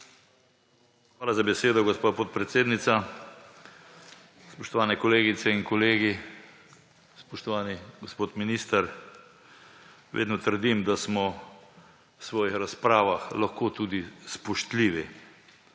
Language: Slovenian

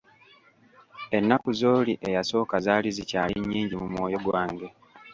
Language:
Ganda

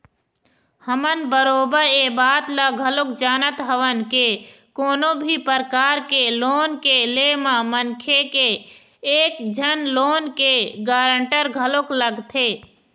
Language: Chhattisgarhi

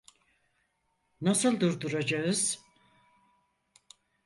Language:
Turkish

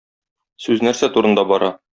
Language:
Tatar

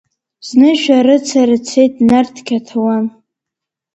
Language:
Abkhazian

